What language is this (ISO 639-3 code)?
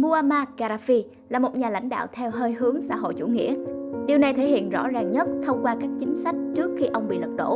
vie